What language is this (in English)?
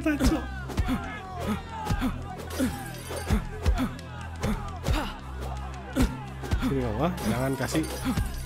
Indonesian